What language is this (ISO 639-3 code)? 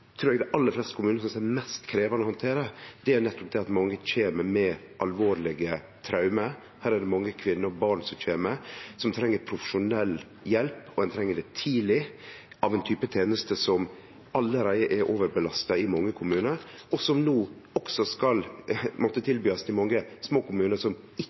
nno